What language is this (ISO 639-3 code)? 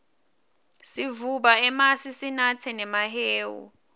ssw